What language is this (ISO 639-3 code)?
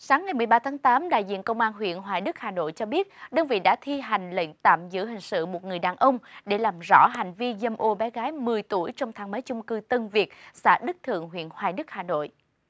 vie